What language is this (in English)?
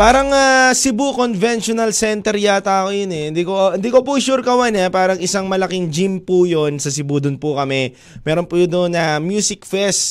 Filipino